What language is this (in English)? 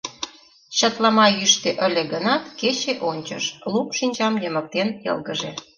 Mari